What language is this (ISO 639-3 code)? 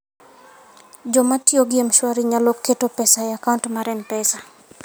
luo